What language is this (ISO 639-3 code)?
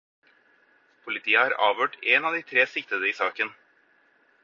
nob